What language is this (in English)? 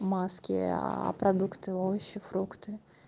Russian